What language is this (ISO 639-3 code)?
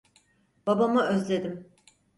tur